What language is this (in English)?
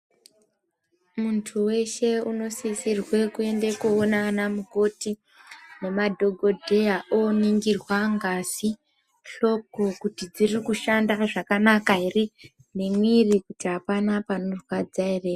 Ndau